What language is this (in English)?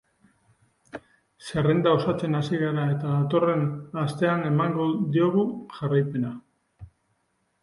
Basque